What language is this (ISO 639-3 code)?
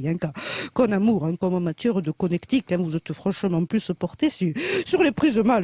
fra